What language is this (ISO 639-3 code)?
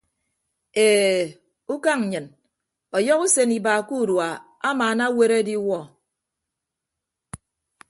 ibb